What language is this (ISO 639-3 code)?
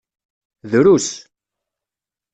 kab